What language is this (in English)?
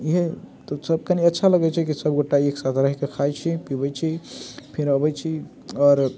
Maithili